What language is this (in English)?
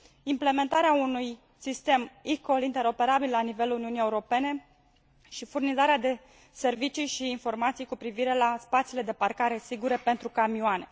Romanian